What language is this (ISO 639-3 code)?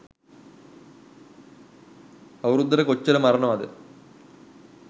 sin